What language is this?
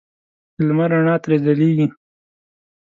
Pashto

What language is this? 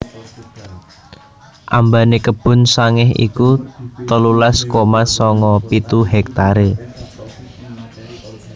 Javanese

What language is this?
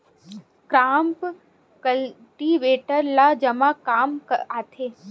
Chhattisgarhi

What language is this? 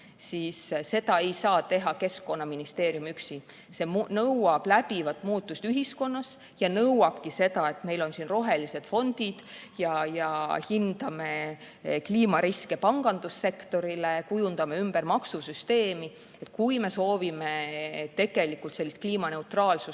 Estonian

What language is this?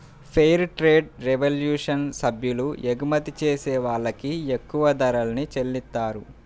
Telugu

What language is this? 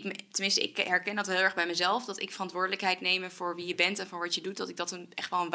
Dutch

